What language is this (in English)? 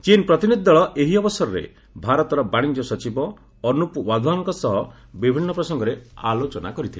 Odia